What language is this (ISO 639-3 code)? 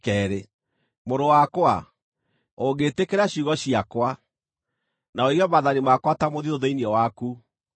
kik